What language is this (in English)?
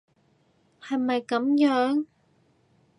Cantonese